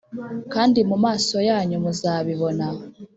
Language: Kinyarwanda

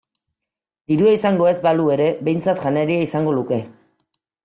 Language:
Basque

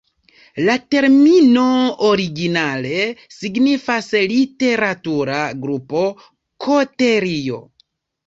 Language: Esperanto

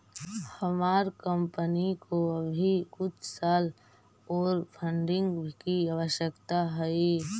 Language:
Magahi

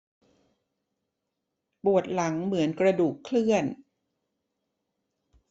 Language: Thai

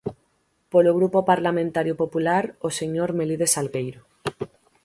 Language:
Galician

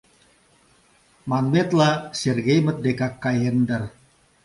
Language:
Mari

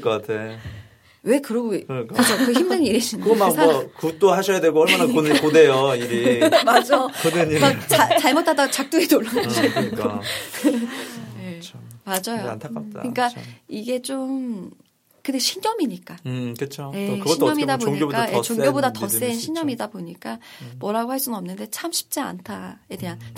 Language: Korean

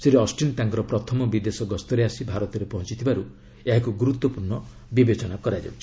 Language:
Odia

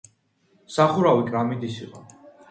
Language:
Georgian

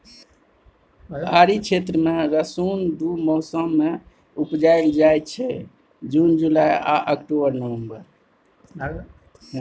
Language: Maithili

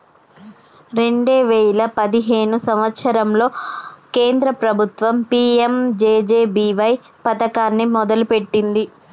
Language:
Telugu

